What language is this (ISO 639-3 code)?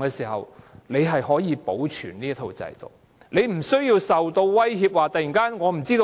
yue